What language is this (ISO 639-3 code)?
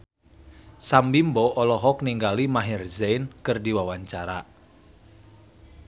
sun